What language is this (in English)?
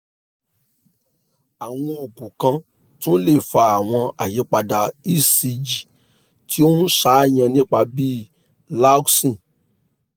Yoruba